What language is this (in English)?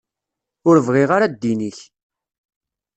Kabyle